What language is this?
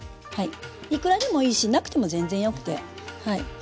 Japanese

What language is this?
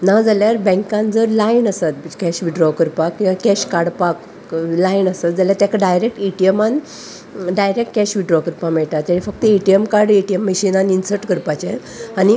Konkani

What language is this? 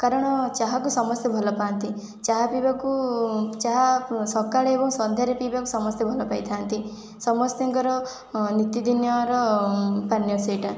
Odia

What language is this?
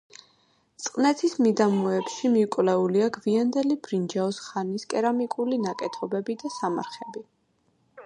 Georgian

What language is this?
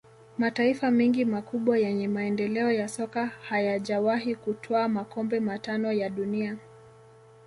Swahili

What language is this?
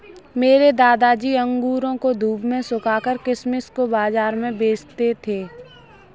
Hindi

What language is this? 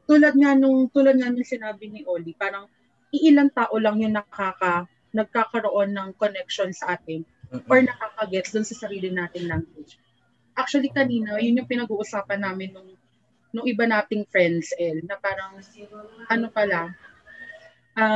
Filipino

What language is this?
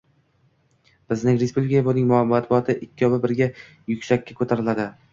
Uzbek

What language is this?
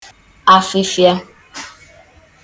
Igbo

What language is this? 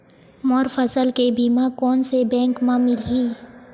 Chhattisgarhi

